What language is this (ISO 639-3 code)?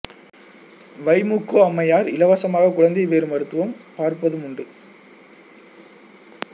tam